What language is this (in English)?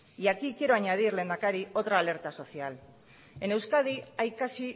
Spanish